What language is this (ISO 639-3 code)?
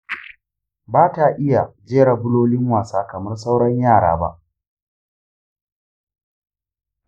hau